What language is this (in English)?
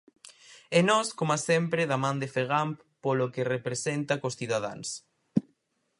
Galician